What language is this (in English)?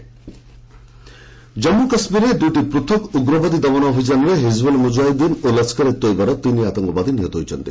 Odia